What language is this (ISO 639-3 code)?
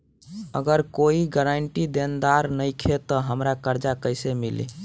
bho